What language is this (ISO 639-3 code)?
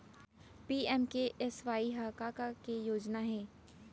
hne